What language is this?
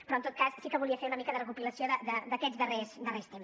Catalan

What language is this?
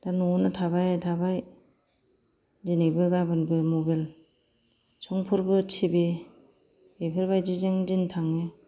Bodo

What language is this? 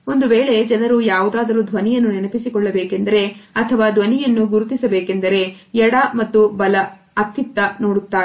Kannada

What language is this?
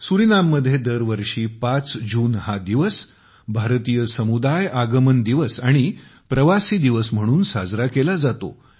Marathi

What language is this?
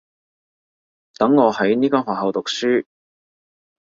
Cantonese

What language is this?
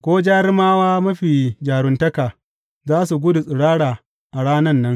Hausa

